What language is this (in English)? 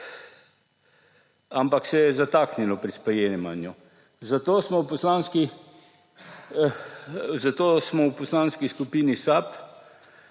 Slovenian